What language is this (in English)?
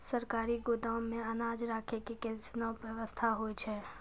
Maithili